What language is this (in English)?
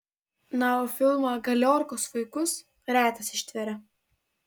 Lithuanian